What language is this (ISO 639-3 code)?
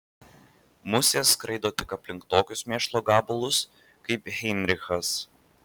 lit